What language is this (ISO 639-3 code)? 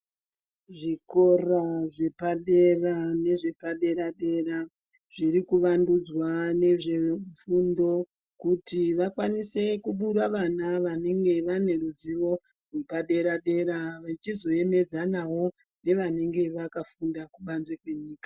ndc